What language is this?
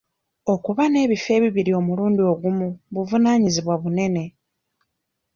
Ganda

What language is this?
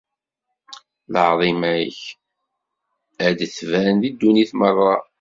Kabyle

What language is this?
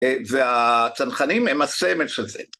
Hebrew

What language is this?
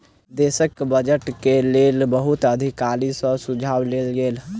Maithili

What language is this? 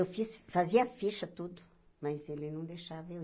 Portuguese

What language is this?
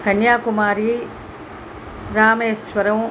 Telugu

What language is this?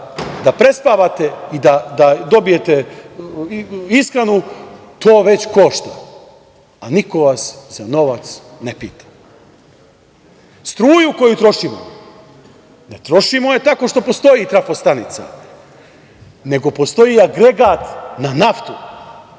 Serbian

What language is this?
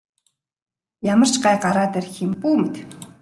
Mongolian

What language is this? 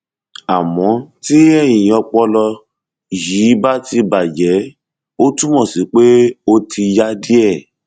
Yoruba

